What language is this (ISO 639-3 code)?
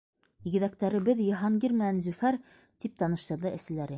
bak